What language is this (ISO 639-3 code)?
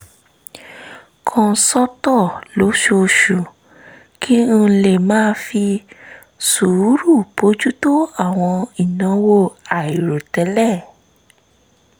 yor